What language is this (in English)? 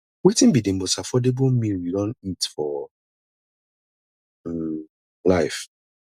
Nigerian Pidgin